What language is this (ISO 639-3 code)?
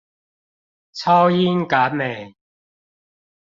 zho